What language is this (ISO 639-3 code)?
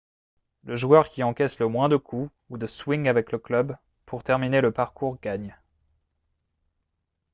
fra